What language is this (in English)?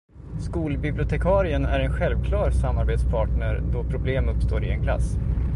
Swedish